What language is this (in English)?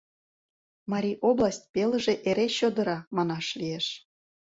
Mari